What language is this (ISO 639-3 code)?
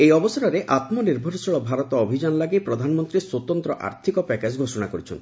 ori